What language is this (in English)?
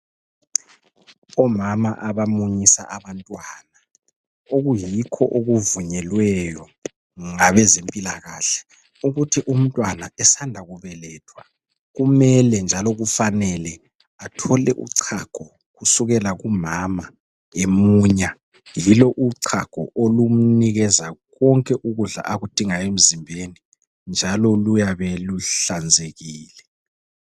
North Ndebele